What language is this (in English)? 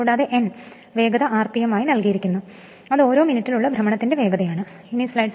Malayalam